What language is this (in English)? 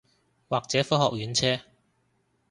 Cantonese